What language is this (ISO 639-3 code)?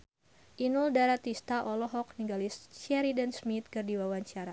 sun